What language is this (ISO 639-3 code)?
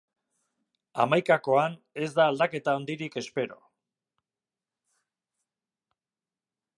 eus